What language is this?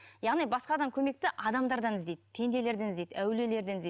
Kazakh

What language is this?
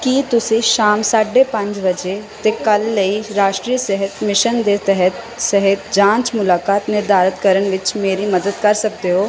Punjabi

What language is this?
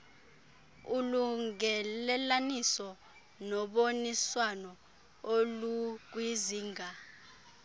Xhosa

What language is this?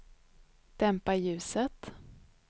Swedish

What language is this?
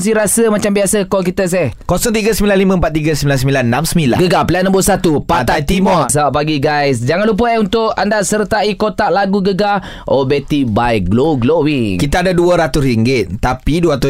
Malay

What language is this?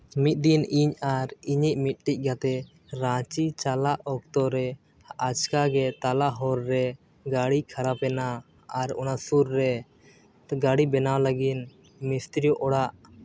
Santali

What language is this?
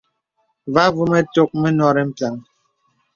Bebele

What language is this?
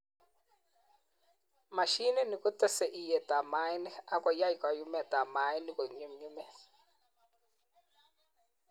Kalenjin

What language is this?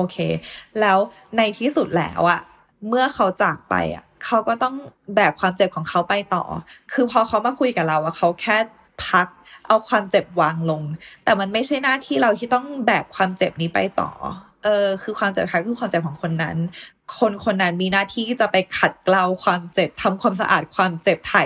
Thai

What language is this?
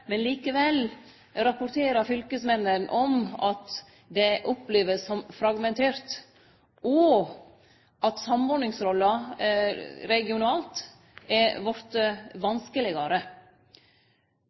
Norwegian Nynorsk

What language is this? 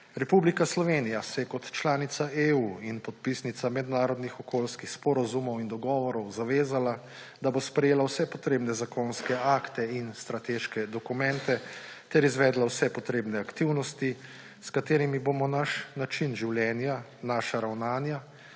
Slovenian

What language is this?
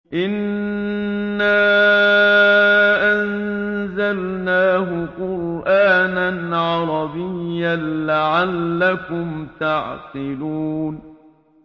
Arabic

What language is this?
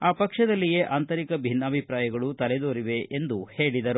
Kannada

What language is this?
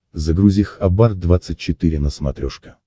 Russian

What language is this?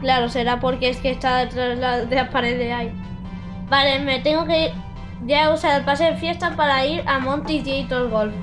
Spanish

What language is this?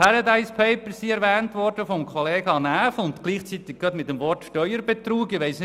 Swiss German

